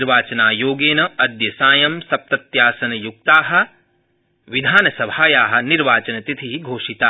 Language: Sanskrit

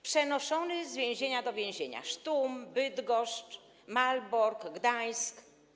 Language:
Polish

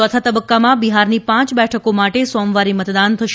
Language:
Gujarati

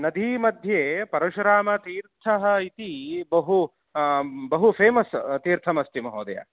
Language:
Sanskrit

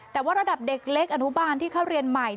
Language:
Thai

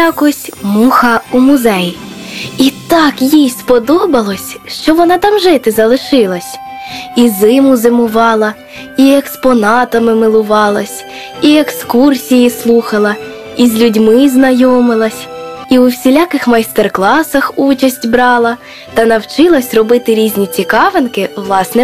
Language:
Ukrainian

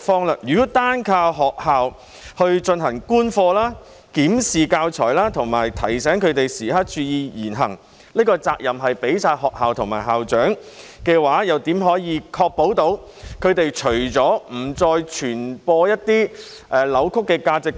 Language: Cantonese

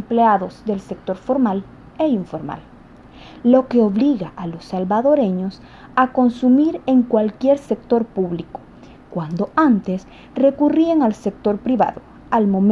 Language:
Spanish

